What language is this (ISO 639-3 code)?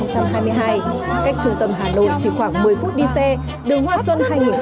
vie